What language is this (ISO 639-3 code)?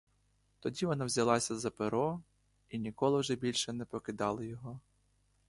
ukr